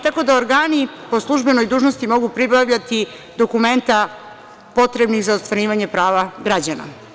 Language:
Serbian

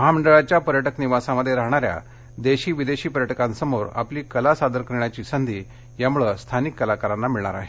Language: Marathi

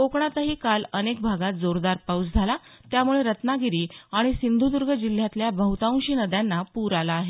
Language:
Marathi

